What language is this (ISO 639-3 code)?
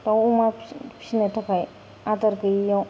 brx